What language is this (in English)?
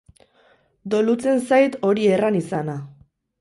Basque